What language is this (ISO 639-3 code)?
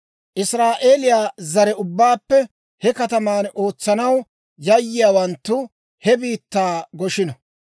dwr